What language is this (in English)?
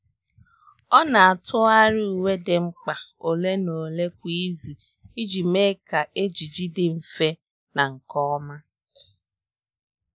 Igbo